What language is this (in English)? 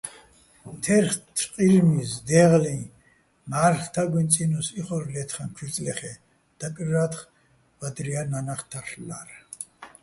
Bats